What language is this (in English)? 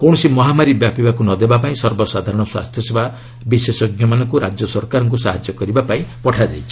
Odia